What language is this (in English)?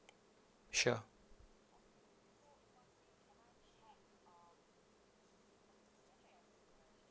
English